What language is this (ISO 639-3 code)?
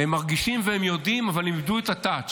heb